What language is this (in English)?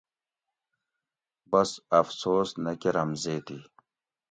Gawri